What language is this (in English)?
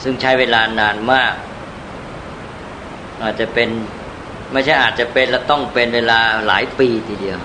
Thai